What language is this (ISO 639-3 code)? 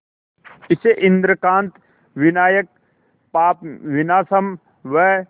hin